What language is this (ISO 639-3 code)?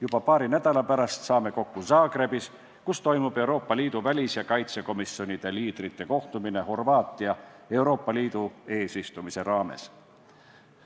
est